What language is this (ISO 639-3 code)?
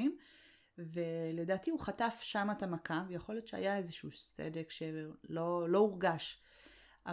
heb